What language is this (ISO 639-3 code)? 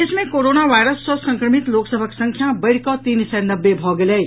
mai